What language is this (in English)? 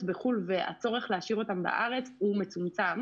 Hebrew